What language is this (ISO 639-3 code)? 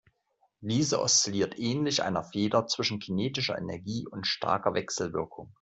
deu